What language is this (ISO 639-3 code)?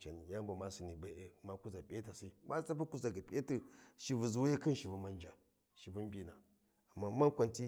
wji